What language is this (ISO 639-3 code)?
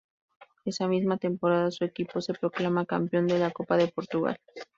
spa